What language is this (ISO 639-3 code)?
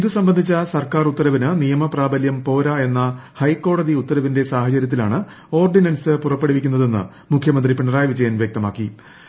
mal